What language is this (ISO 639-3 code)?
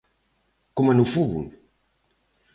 glg